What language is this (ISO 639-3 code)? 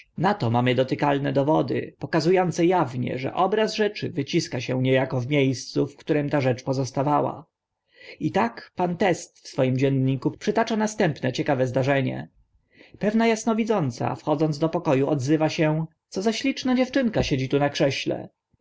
pol